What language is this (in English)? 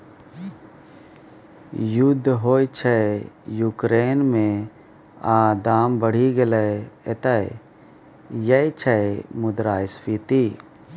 Maithili